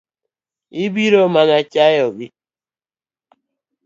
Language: Luo (Kenya and Tanzania)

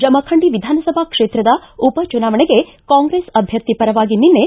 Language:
Kannada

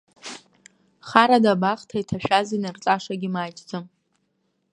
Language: Abkhazian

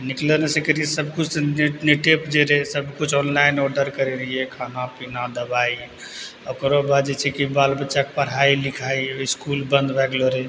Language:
Maithili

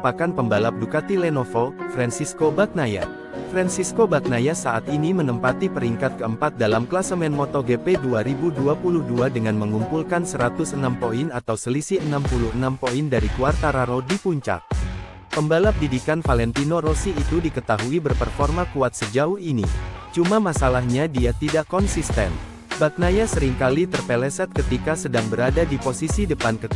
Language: Indonesian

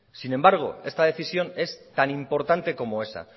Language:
Spanish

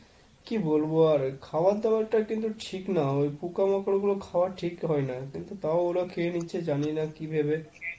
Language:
Bangla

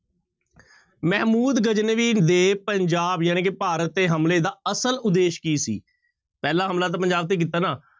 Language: Punjabi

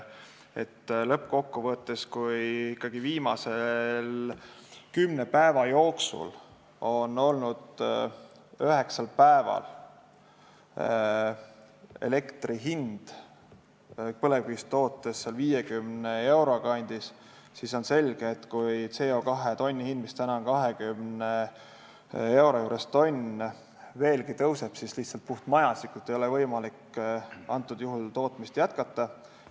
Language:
Estonian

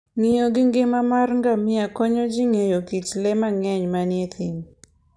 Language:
Luo (Kenya and Tanzania)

